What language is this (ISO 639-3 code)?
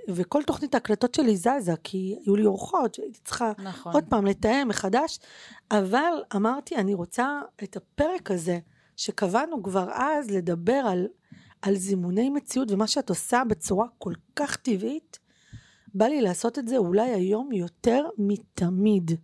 heb